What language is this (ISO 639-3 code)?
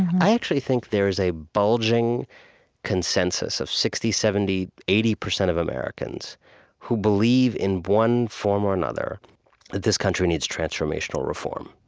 eng